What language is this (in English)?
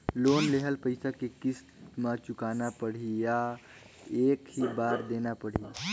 Chhattisgarhi